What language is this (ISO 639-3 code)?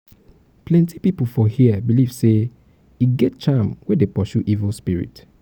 pcm